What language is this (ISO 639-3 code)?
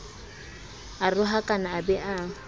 sot